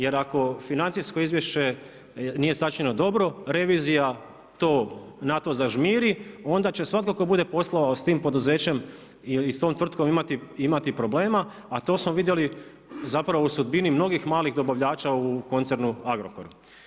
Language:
Croatian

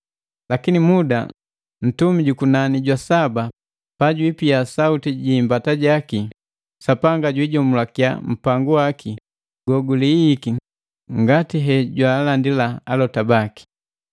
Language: Matengo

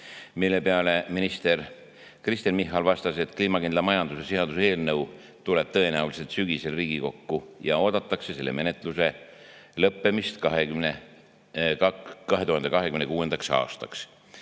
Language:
Estonian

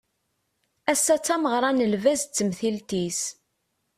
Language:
Kabyle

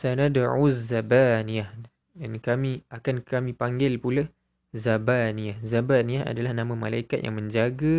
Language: Malay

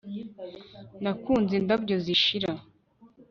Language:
Kinyarwanda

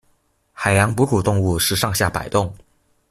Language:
Chinese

